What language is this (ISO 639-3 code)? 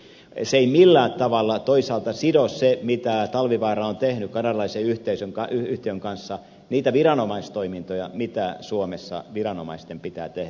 fin